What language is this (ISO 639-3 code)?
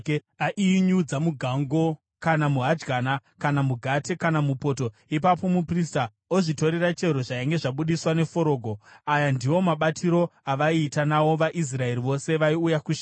sna